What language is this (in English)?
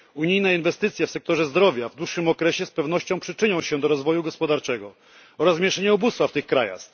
Polish